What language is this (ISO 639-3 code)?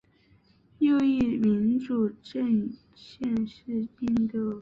zho